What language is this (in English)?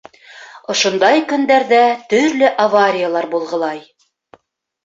Bashkir